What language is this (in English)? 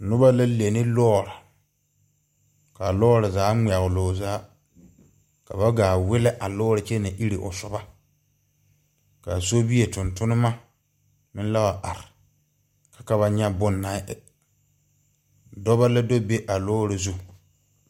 Southern Dagaare